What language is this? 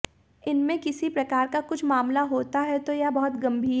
Hindi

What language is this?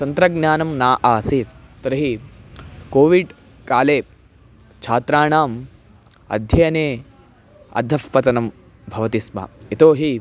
Sanskrit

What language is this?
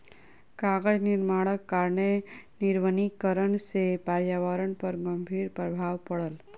Maithili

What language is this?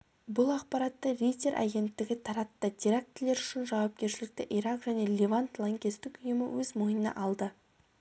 Kazakh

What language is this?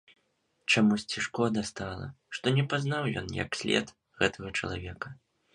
Belarusian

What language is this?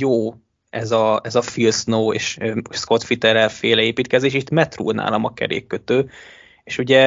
Hungarian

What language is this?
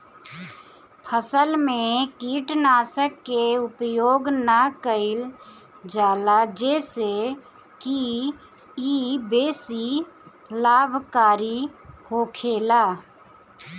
Bhojpuri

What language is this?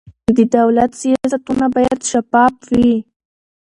Pashto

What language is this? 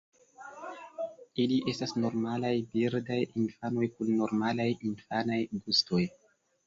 Esperanto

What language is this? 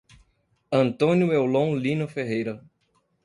Portuguese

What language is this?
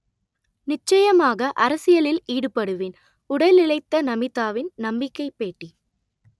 Tamil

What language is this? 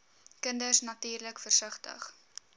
Afrikaans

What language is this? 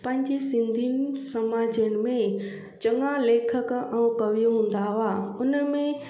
Sindhi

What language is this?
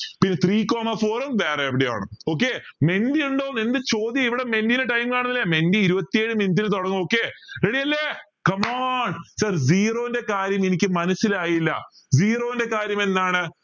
Malayalam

